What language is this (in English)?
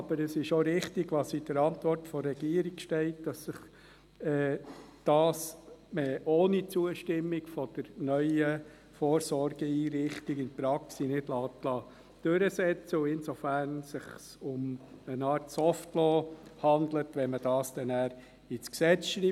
Swiss German